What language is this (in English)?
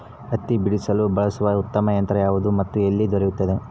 Kannada